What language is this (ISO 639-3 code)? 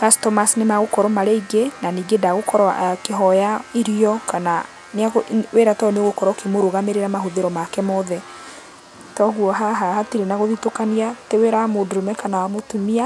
kik